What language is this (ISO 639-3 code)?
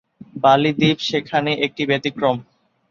ben